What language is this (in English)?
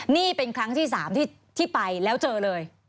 Thai